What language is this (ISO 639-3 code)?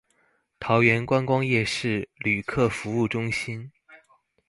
zho